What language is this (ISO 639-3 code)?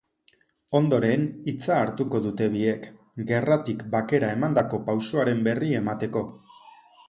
eus